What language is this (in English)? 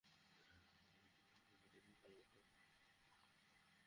Bangla